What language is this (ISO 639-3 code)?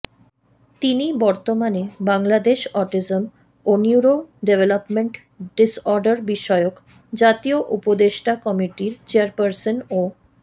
ben